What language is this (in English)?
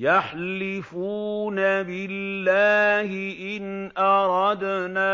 Arabic